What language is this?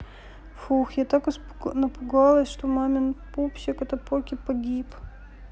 Russian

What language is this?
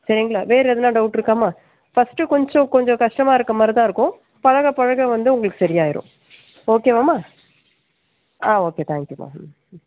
Tamil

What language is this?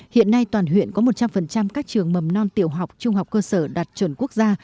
Vietnamese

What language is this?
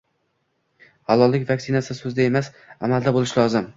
Uzbek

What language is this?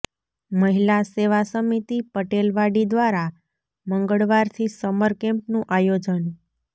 Gujarati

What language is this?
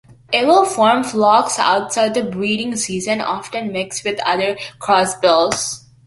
English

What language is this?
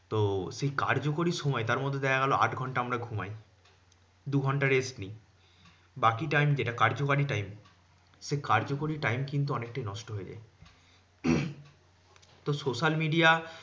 Bangla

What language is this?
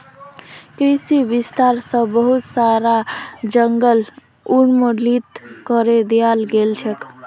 Magahi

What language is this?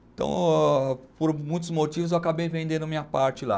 Portuguese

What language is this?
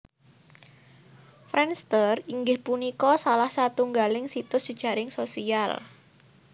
Javanese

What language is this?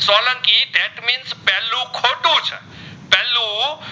Gujarati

